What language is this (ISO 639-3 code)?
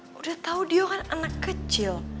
ind